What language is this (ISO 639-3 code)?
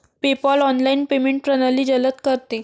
mar